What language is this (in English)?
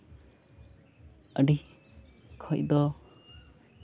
Santali